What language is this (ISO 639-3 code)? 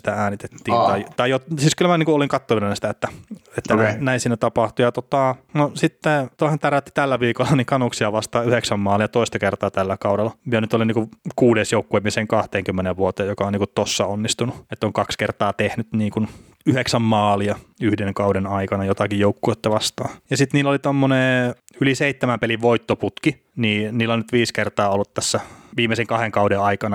fin